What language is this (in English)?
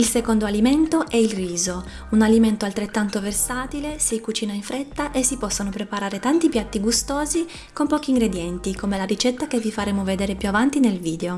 Italian